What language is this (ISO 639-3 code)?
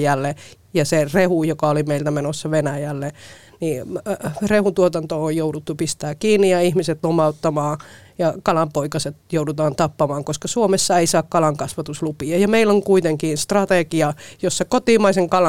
fin